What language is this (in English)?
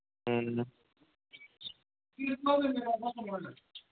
Manipuri